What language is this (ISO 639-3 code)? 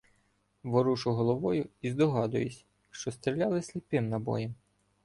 ukr